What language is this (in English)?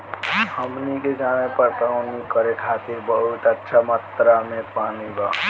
Bhojpuri